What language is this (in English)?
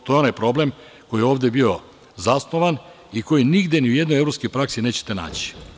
Serbian